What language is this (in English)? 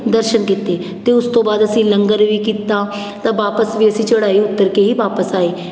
Punjabi